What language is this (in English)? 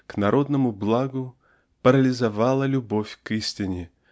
Russian